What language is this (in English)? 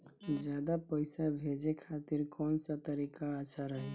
Bhojpuri